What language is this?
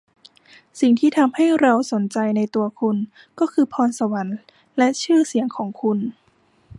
Thai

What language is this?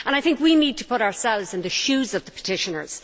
English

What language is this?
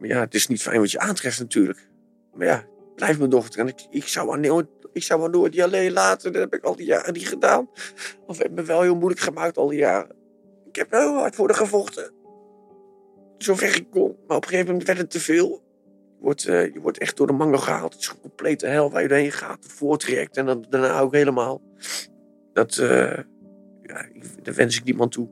Dutch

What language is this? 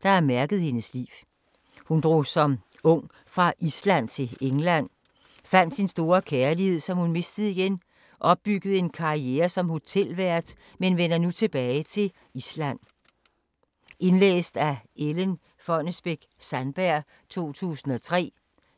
Danish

